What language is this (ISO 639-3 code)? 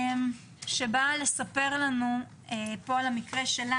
heb